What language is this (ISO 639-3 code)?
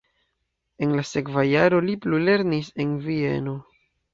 epo